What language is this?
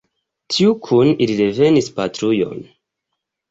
Esperanto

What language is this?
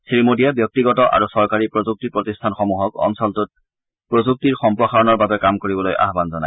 Assamese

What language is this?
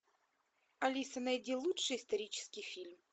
Russian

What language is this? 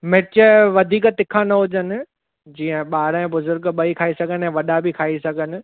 Sindhi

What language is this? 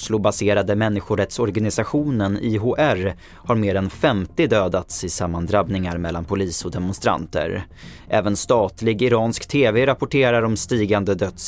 Swedish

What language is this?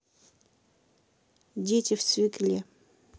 Russian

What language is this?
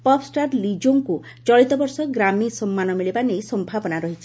Odia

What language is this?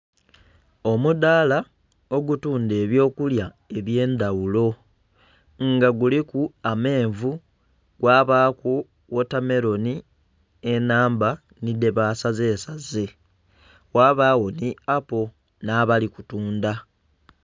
Soga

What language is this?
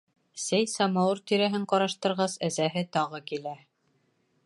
Bashkir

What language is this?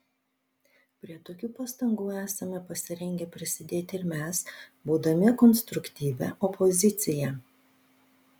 Lithuanian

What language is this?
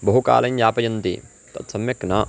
Sanskrit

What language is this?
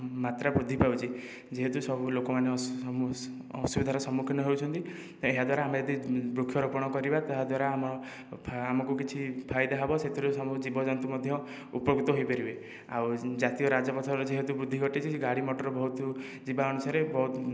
Odia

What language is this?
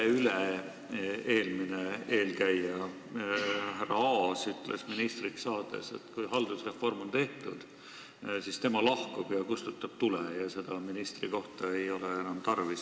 Estonian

